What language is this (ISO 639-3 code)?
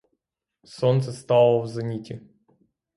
ukr